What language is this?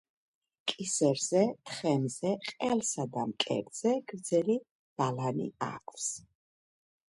Georgian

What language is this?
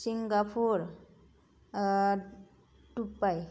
Bodo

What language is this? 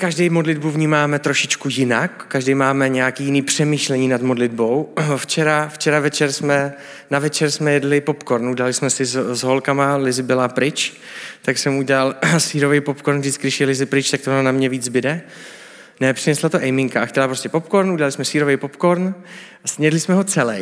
Czech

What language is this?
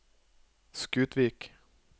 Norwegian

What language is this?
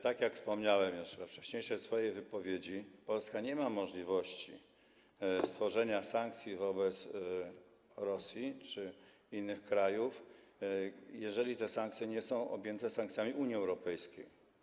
Polish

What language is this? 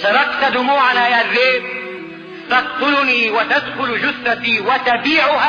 Arabic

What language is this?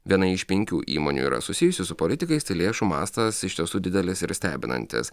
Lithuanian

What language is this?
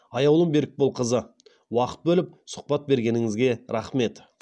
Kazakh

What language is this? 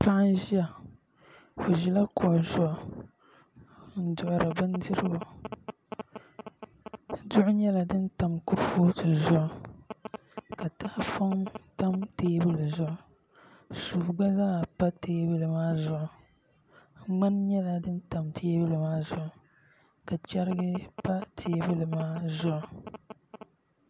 Dagbani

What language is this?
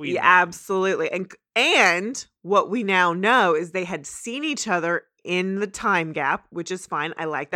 English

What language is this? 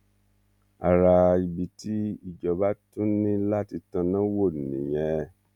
Yoruba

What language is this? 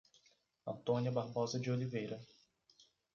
Portuguese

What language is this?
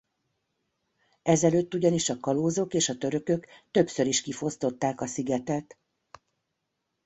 Hungarian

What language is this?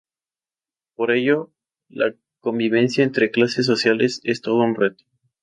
Spanish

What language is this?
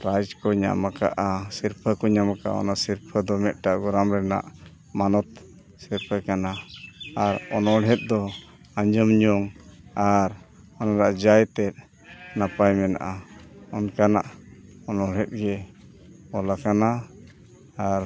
Santali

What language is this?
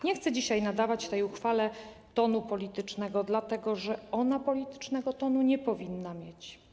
Polish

